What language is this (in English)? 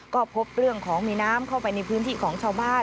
Thai